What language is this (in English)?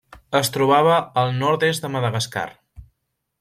Catalan